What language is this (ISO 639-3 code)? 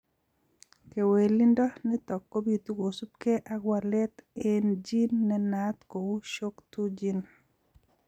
kln